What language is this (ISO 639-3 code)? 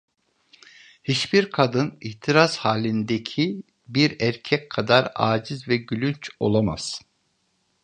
tur